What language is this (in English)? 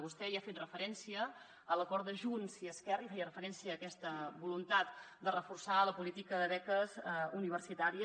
Catalan